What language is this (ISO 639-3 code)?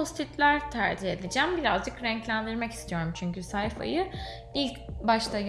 tur